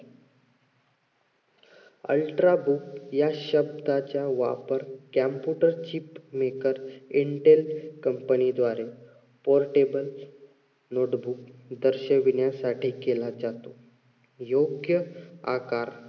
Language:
Marathi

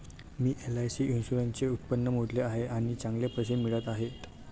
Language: Marathi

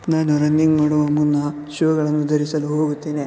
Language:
Kannada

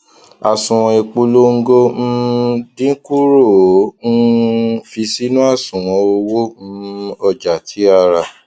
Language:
Yoruba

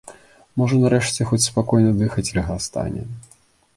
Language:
Belarusian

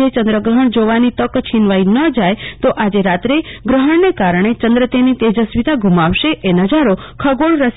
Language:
Gujarati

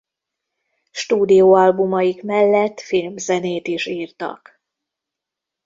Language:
Hungarian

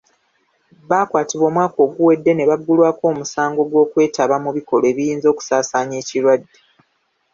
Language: Ganda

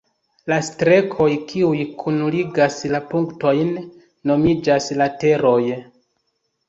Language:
Esperanto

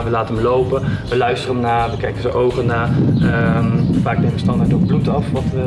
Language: Dutch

